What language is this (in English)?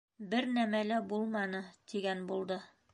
Bashkir